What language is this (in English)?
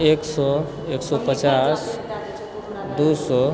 Maithili